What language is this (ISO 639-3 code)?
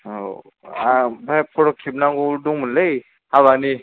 brx